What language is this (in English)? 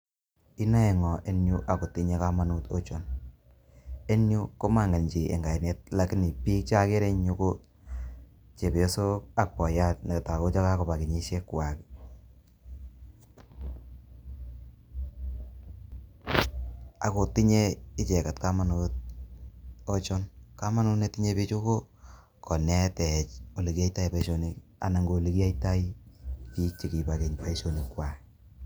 Kalenjin